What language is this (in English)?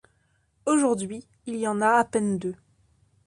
French